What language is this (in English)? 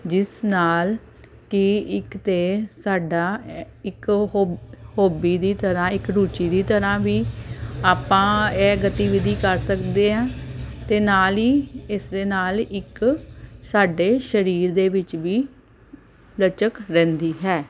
Punjabi